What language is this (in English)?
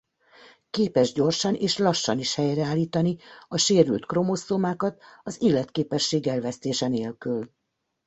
Hungarian